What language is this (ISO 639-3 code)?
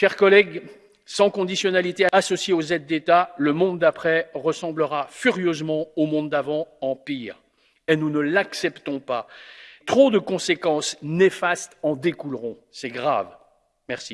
fra